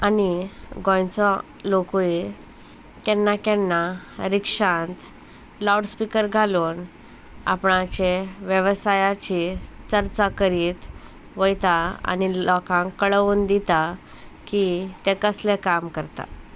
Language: Konkani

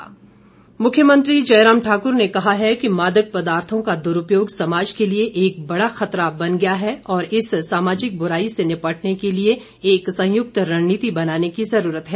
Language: Hindi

